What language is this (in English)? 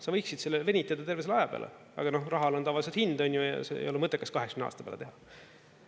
Estonian